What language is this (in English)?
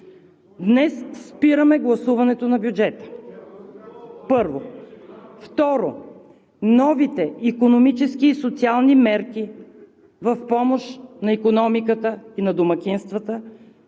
Bulgarian